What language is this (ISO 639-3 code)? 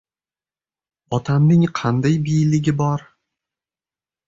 uzb